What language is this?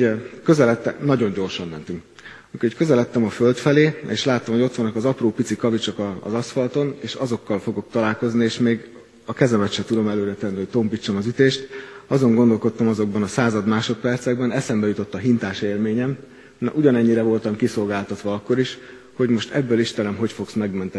Hungarian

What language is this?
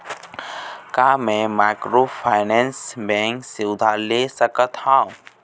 Chhattisgarhi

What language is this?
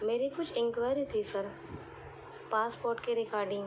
Urdu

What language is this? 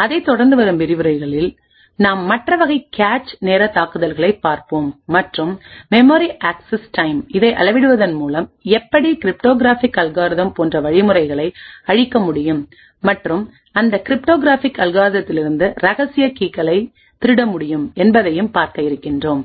Tamil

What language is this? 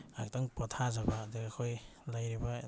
Manipuri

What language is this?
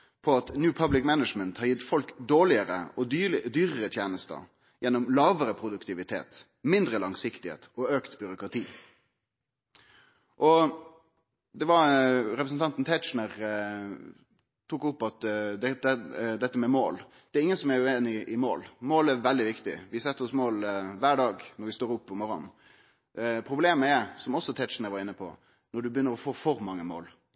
Norwegian Nynorsk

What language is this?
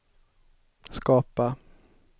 Swedish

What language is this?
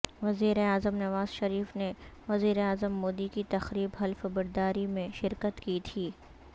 Urdu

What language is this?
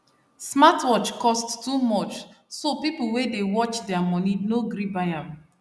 Nigerian Pidgin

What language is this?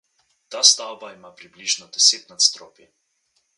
Slovenian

